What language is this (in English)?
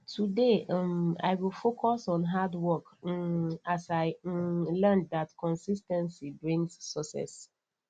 Nigerian Pidgin